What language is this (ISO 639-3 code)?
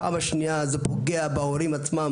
heb